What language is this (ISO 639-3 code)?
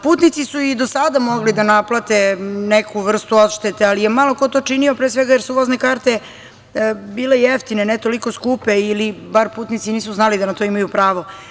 srp